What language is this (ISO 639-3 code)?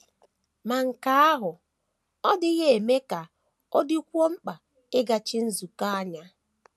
ibo